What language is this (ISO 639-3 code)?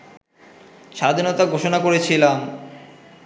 ben